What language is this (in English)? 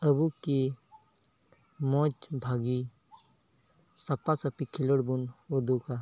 Santali